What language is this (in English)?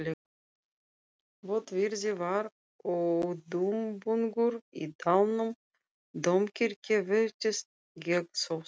Icelandic